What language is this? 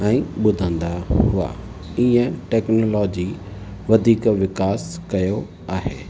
Sindhi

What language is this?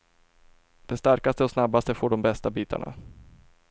Swedish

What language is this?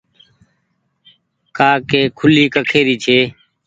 Goaria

